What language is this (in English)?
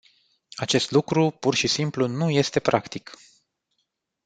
Romanian